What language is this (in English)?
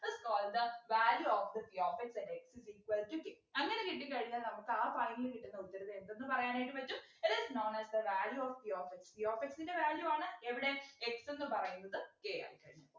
Malayalam